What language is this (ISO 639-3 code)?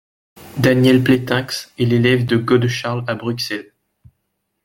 fra